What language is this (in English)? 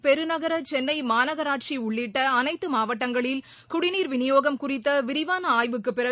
Tamil